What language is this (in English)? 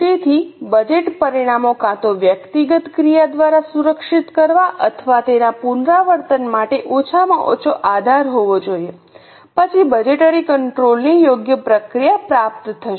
Gujarati